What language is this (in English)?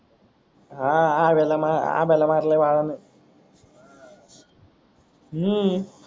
Marathi